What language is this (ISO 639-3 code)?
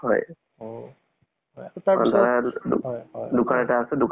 asm